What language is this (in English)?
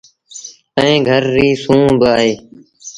Sindhi Bhil